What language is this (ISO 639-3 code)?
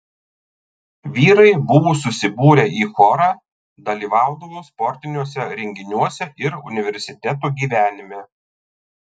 lit